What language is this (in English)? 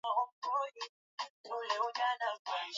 Swahili